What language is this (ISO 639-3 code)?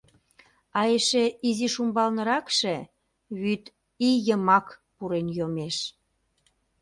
chm